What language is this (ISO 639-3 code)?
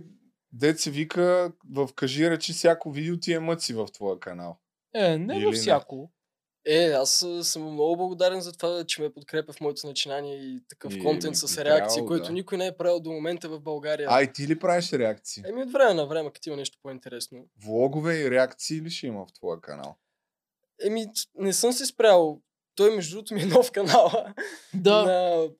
bul